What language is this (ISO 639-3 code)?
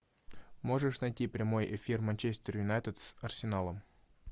rus